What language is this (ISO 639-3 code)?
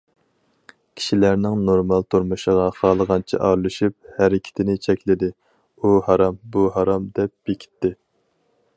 uig